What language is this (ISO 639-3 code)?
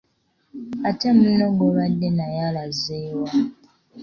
lug